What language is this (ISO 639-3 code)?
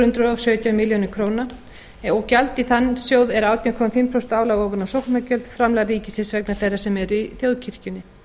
isl